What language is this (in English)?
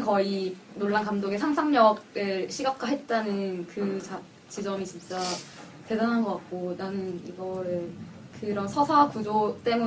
Korean